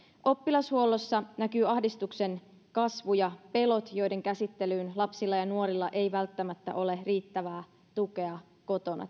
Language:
Finnish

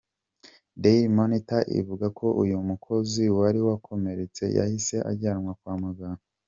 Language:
Kinyarwanda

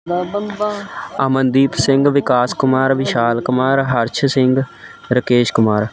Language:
Punjabi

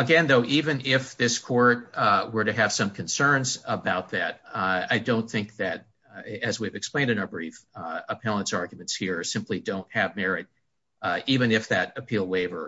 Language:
English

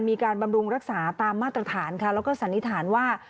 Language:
Thai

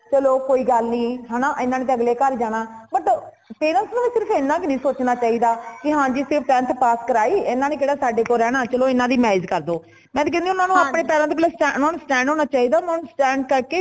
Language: Punjabi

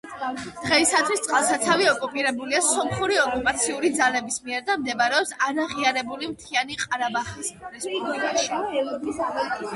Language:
Georgian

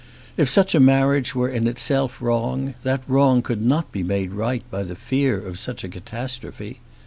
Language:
English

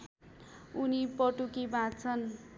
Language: Nepali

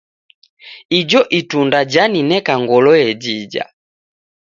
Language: Taita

